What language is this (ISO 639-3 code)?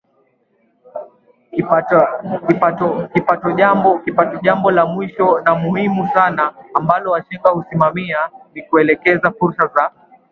swa